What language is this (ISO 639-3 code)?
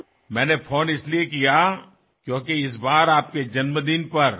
asm